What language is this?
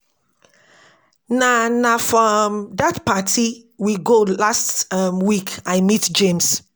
Nigerian Pidgin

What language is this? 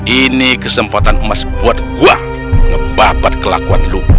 Indonesian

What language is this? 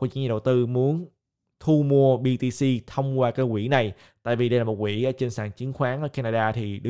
Vietnamese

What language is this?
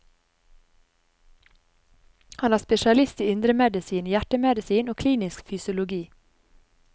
Norwegian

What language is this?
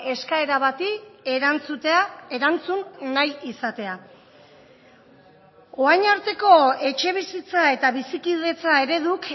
Basque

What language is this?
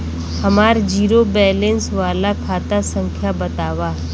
Bhojpuri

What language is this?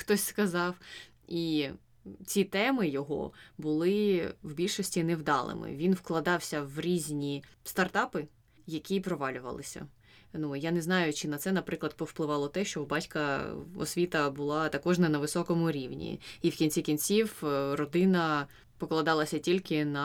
Ukrainian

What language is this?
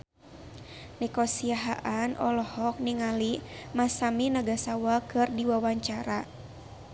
Sundanese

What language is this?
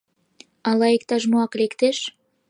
Mari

